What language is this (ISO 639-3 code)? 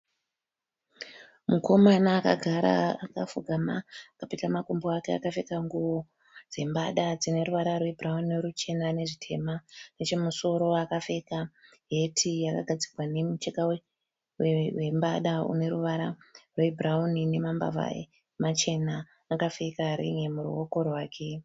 sna